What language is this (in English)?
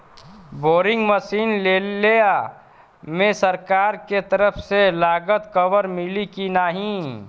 Bhojpuri